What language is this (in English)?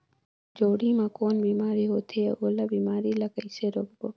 Chhattisgarhi